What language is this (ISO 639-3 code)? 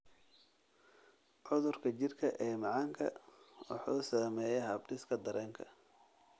som